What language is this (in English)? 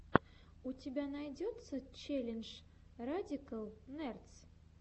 Russian